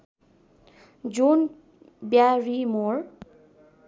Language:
Nepali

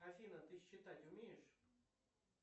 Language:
Russian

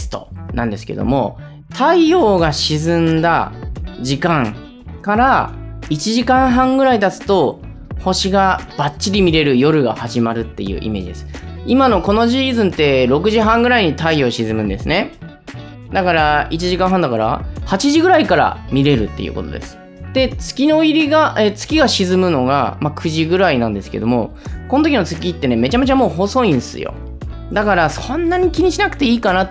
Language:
Japanese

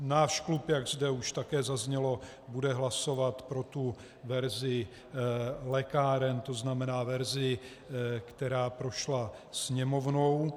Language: Czech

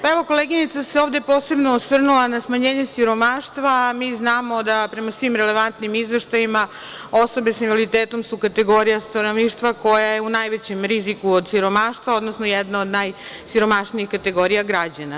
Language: Serbian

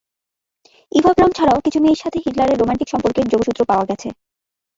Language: Bangla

